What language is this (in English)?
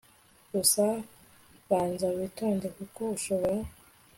Kinyarwanda